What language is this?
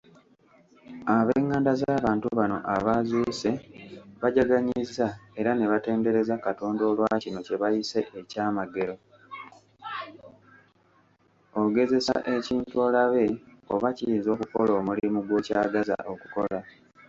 Ganda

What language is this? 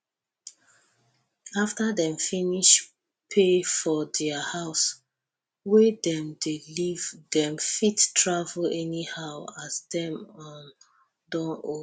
Nigerian Pidgin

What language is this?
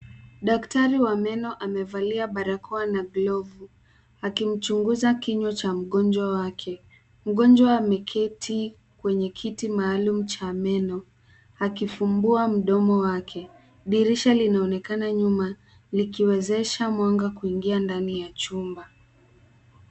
Swahili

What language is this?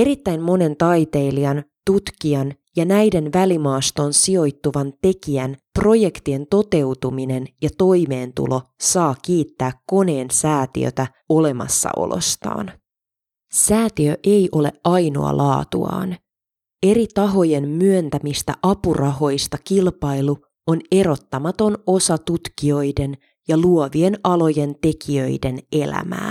Finnish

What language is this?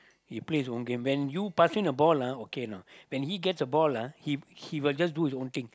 English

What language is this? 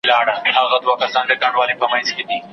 Pashto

